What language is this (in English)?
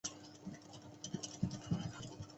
Chinese